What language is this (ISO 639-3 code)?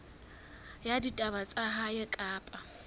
sot